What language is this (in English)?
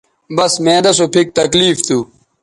Bateri